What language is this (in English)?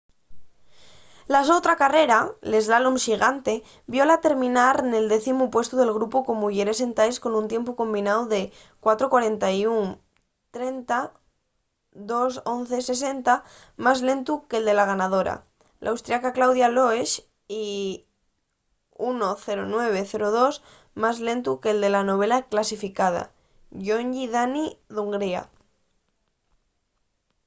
Asturian